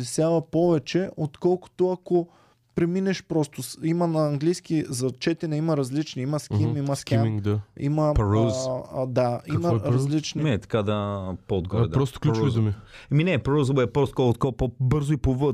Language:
Bulgarian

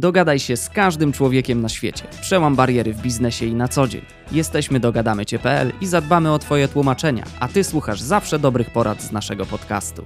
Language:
Polish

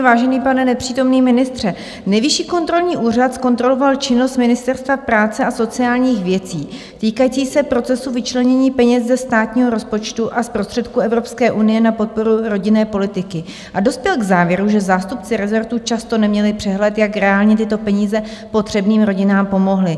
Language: Czech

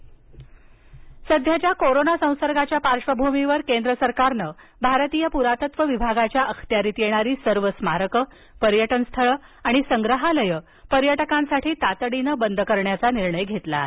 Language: Marathi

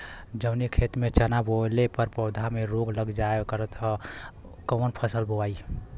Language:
Bhojpuri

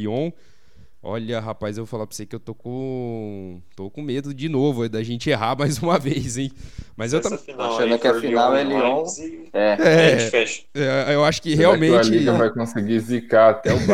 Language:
Portuguese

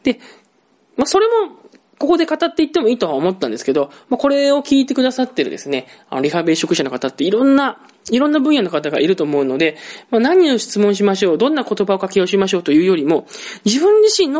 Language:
Japanese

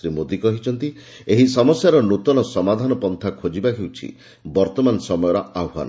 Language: Odia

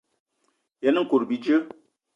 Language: Eton (Cameroon)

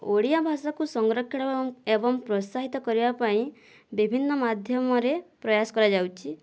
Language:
Odia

